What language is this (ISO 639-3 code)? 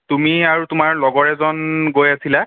asm